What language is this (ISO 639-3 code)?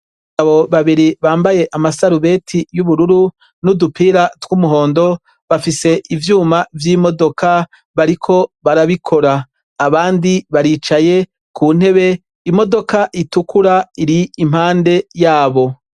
run